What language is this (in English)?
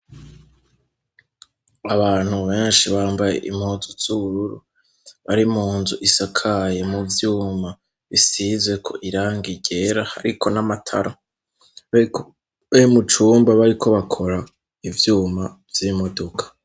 Rundi